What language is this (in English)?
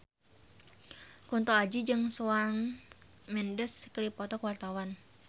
Sundanese